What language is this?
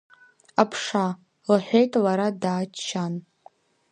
Abkhazian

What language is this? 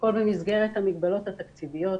Hebrew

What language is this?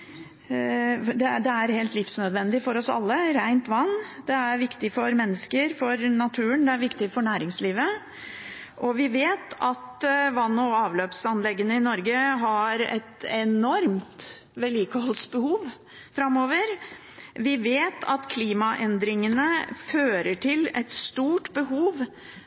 Norwegian Bokmål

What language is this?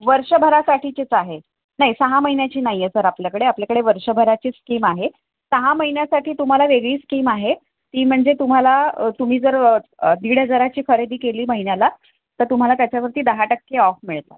Marathi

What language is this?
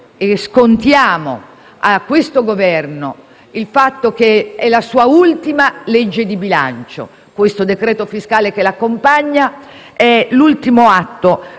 Italian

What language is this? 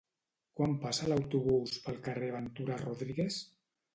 Catalan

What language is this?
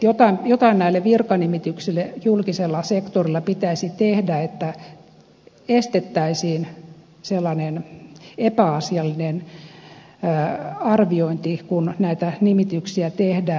Finnish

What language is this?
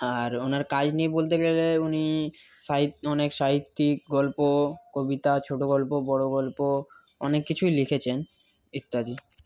Bangla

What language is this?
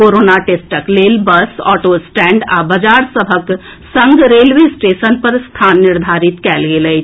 Maithili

